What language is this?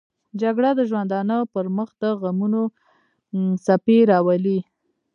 Pashto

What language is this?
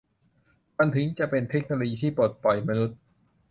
Thai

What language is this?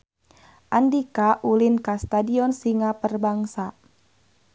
Sundanese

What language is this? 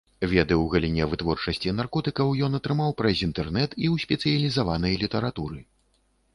Belarusian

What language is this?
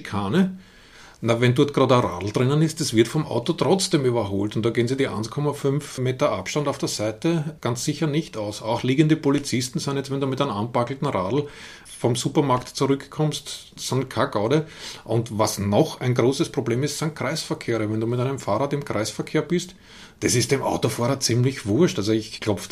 German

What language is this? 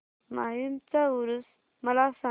Marathi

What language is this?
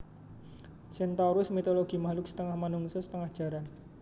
Javanese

